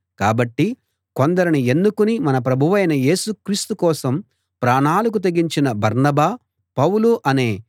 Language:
Telugu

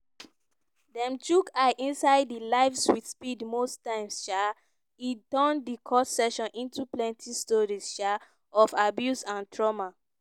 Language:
Nigerian Pidgin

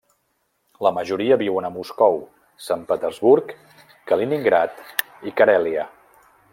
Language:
Catalan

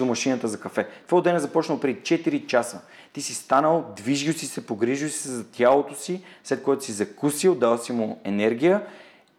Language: Bulgarian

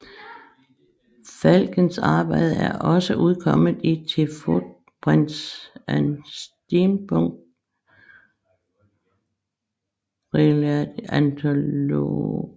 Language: Danish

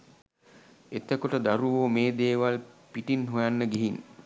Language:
Sinhala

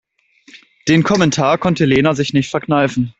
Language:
German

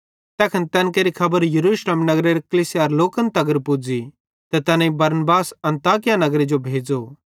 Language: Bhadrawahi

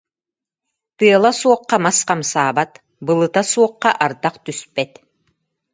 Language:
Yakut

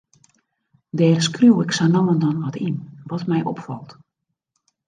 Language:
Western Frisian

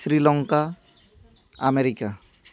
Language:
Santali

